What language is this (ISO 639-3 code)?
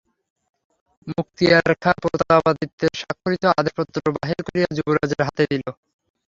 ben